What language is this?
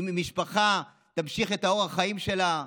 Hebrew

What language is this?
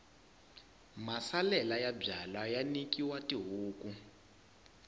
Tsonga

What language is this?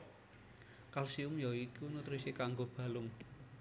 Javanese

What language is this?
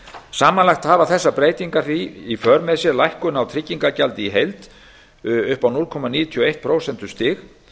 Icelandic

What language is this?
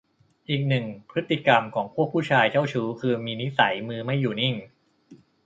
Thai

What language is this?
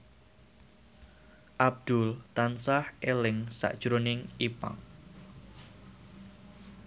Javanese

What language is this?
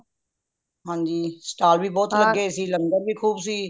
Punjabi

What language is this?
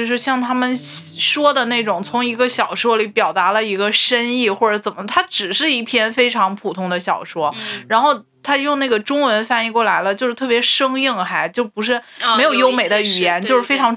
Chinese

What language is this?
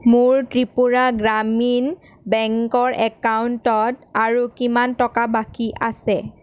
Assamese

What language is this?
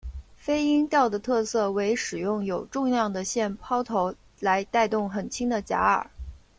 Chinese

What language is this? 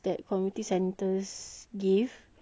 English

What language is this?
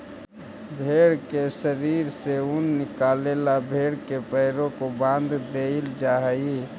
Magahi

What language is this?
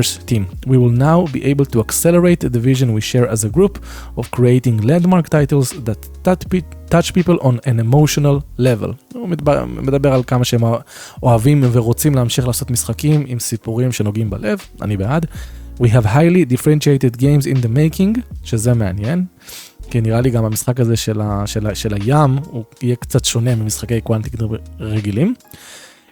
Hebrew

